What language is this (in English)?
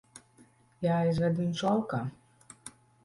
Latvian